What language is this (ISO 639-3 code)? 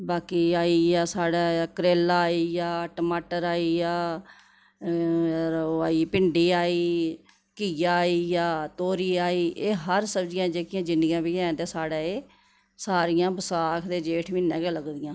doi